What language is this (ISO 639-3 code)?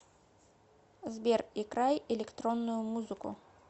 rus